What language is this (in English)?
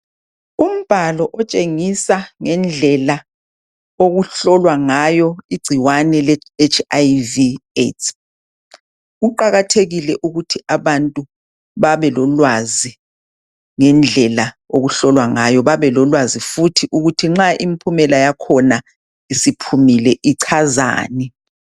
North Ndebele